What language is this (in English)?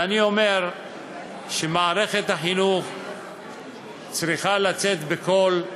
Hebrew